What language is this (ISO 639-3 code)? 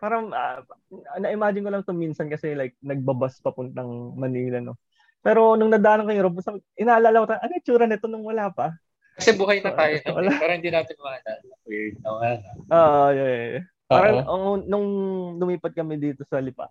fil